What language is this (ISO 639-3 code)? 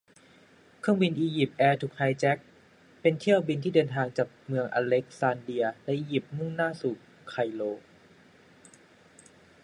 tha